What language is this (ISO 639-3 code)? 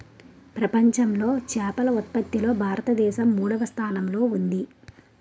tel